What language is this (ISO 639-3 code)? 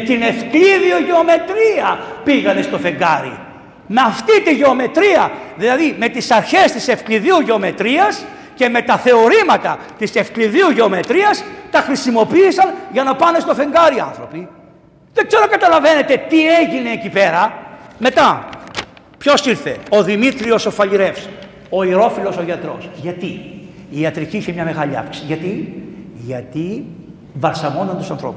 ell